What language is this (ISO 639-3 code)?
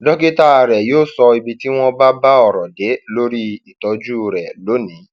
yor